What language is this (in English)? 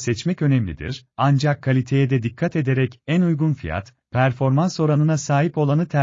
Turkish